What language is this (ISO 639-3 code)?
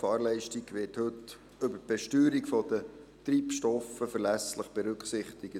gsw